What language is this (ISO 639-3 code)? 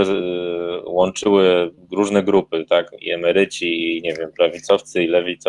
pol